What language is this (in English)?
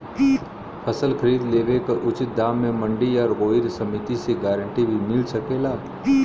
Bhojpuri